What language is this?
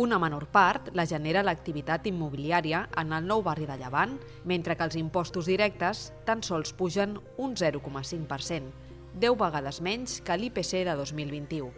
Catalan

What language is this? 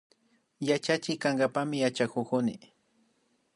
Imbabura Highland Quichua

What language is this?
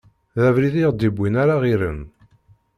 Kabyle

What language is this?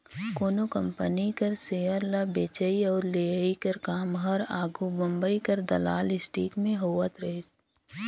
Chhattisgarhi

